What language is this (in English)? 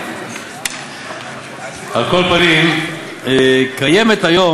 Hebrew